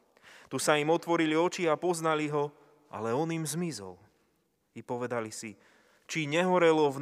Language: Slovak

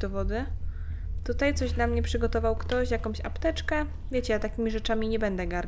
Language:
Polish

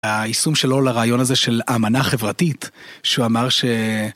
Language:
Hebrew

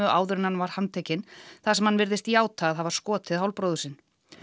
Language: Icelandic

